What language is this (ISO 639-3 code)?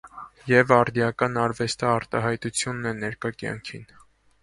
hye